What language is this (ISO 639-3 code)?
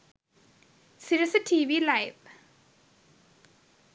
sin